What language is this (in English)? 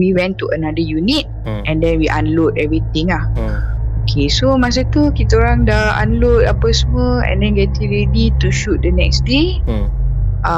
Malay